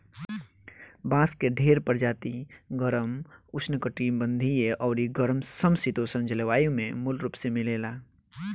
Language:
Bhojpuri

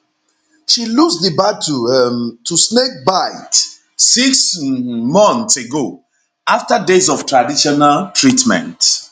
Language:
Nigerian Pidgin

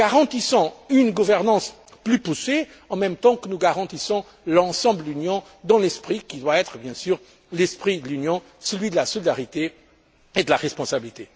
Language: French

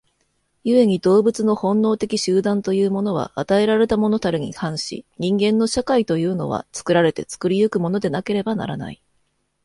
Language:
Japanese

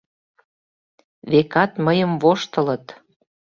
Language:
Mari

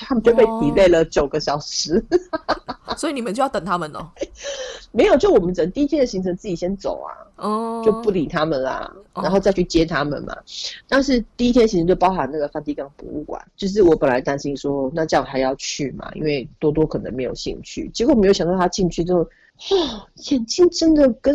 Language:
Chinese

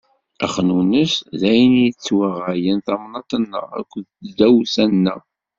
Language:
Kabyle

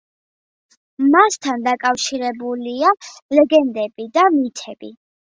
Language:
Georgian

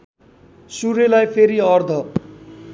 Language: Nepali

